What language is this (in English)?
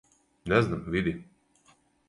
Serbian